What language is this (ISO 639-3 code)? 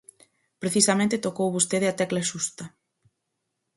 glg